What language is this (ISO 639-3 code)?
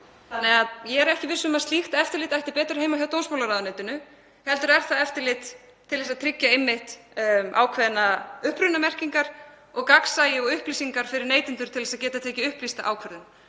isl